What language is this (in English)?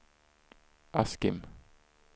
Swedish